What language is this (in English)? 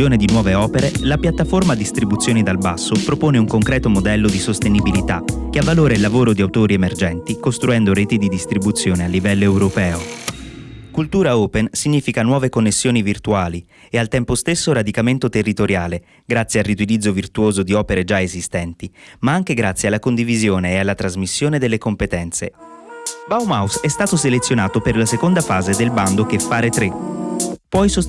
Italian